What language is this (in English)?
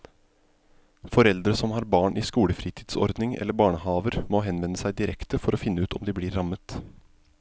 Norwegian